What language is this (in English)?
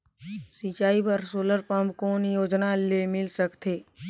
Chhattisgarhi